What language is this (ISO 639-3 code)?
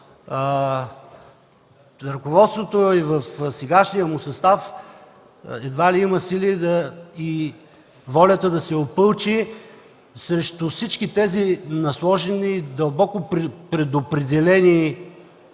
bul